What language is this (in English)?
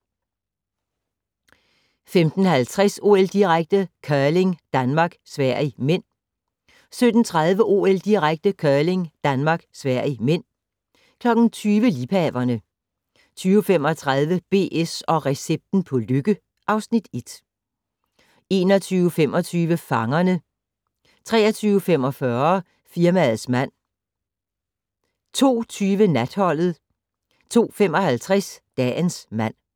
Danish